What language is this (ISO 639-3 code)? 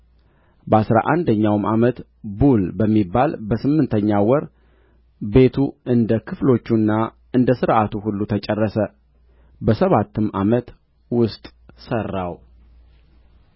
amh